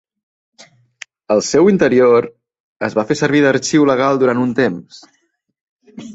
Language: Catalan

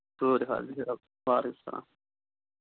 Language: Kashmiri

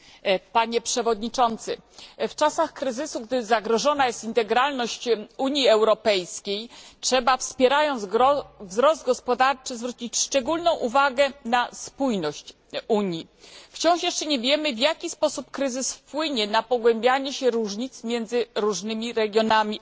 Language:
Polish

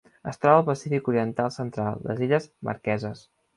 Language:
Catalan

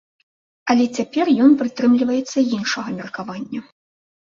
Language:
Belarusian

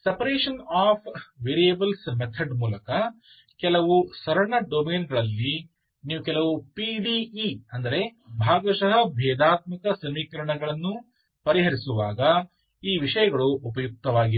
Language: Kannada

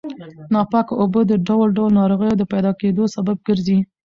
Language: Pashto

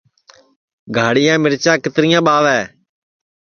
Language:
Sansi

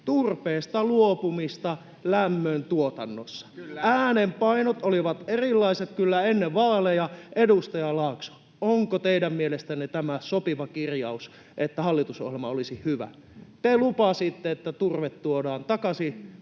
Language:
Finnish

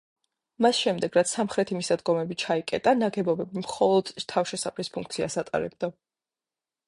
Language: Georgian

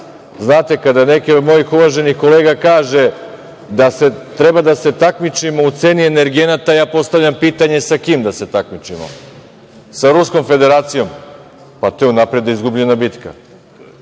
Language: Serbian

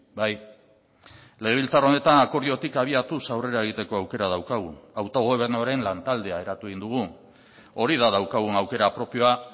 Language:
Basque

